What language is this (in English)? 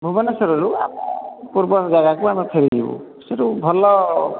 Odia